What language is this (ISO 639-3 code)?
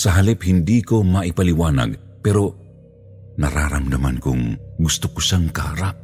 fil